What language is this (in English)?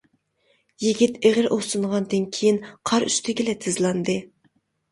Uyghur